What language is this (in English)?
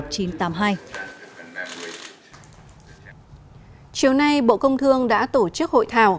Vietnamese